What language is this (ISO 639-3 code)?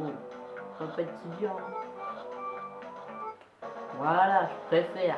fra